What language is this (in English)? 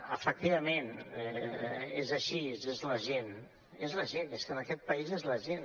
Catalan